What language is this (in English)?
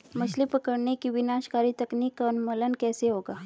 Hindi